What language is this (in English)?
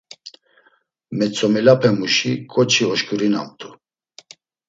Laz